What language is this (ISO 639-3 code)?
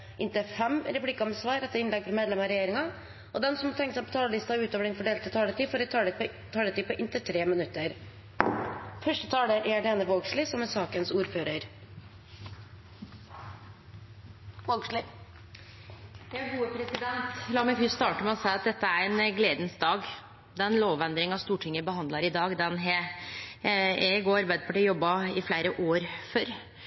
nor